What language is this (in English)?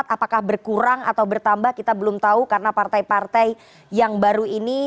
Indonesian